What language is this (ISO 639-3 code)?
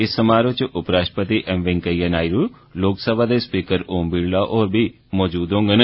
doi